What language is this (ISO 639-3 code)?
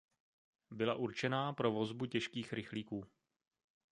ces